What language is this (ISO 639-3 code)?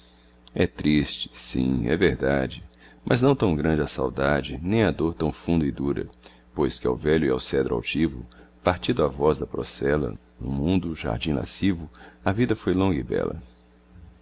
por